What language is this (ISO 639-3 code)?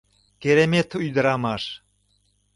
chm